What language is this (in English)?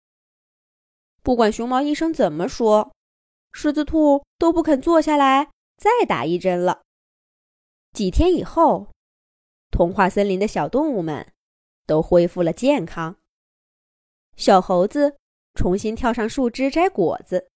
Chinese